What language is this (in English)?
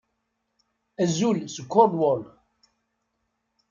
Kabyle